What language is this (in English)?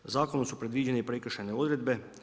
Croatian